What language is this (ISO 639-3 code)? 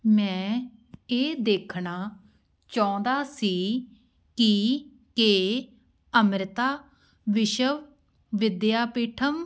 pan